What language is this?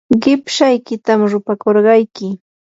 Yanahuanca Pasco Quechua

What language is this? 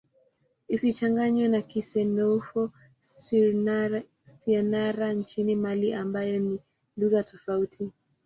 Swahili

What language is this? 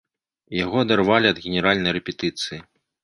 Belarusian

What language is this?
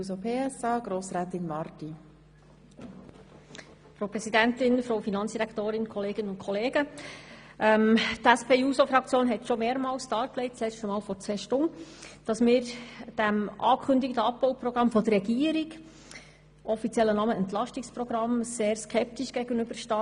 Swiss German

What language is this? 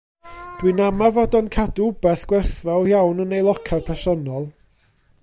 Welsh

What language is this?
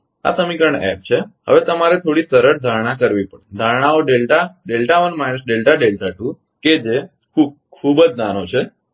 Gujarati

